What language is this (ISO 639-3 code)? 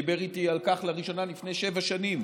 heb